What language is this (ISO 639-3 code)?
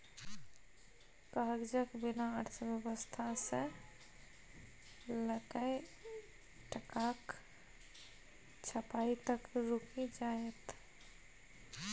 mai